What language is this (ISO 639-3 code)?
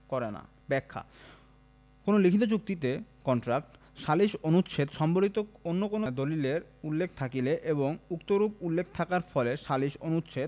ben